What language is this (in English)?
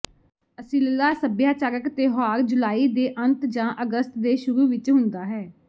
Punjabi